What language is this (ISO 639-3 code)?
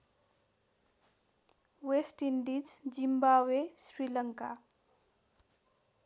nep